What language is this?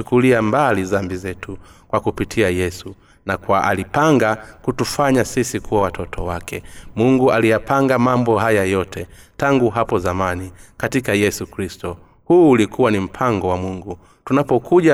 Swahili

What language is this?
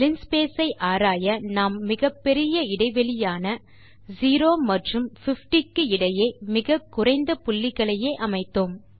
Tamil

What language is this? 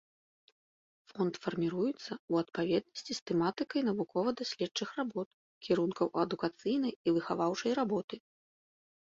Belarusian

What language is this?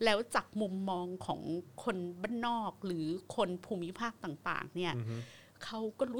Thai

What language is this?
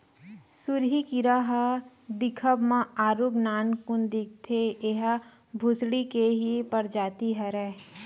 Chhattisgarhi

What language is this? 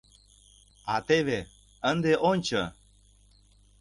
Mari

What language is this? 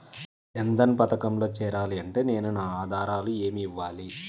Telugu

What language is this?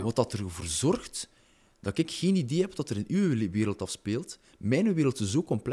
Dutch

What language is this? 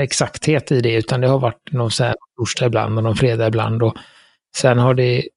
Swedish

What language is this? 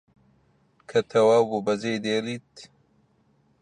Central Kurdish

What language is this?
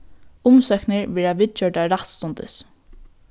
Faroese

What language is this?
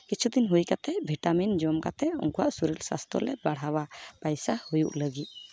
Santali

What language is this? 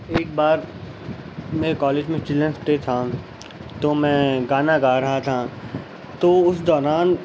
Urdu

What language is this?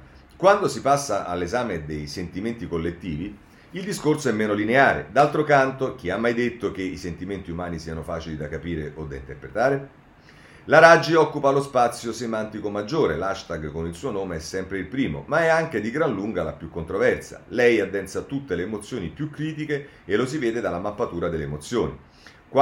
Italian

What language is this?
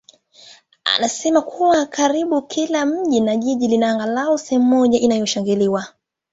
Swahili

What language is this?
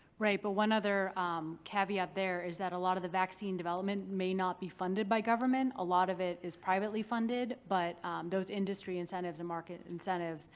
English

